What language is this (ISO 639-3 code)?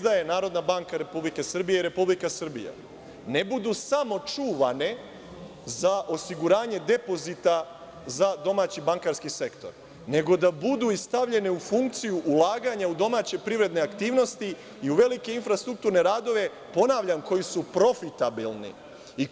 srp